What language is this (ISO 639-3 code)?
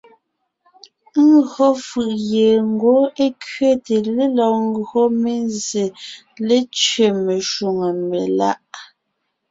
nnh